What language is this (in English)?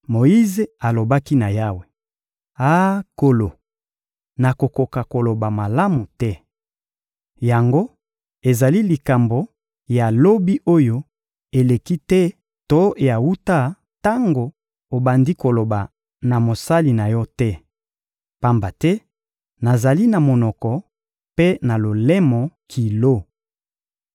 Lingala